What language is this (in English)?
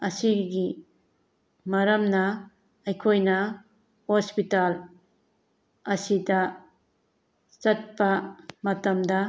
Manipuri